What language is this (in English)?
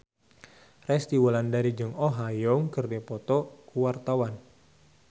Sundanese